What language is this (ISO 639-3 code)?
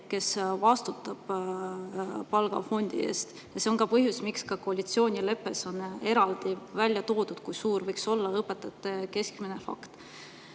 est